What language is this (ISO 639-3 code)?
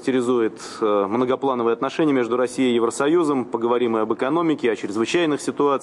rus